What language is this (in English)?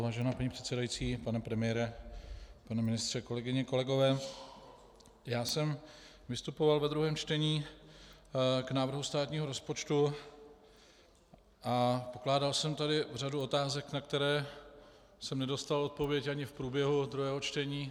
Czech